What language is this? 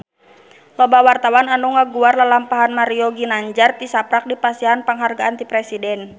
Sundanese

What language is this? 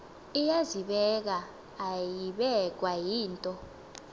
Xhosa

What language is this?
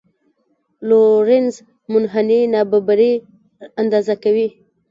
Pashto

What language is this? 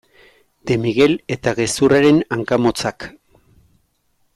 Basque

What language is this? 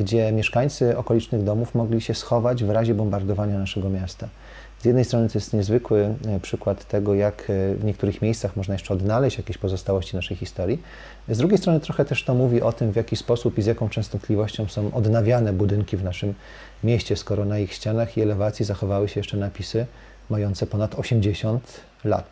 Polish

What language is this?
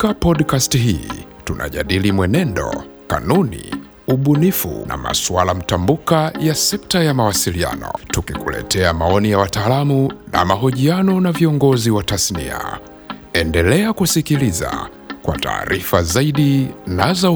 Swahili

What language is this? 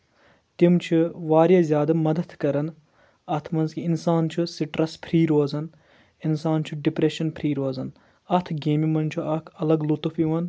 Kashmiri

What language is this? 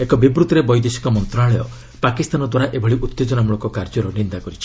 Odia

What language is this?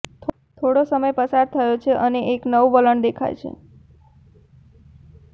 Gujarati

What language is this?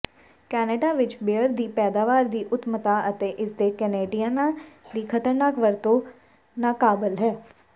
Punjabi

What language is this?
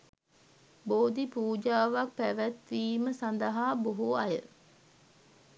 Sinhala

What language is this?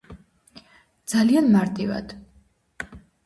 Georgian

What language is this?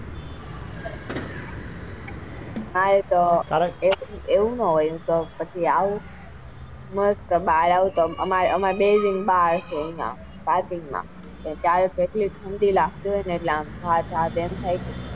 Gujarati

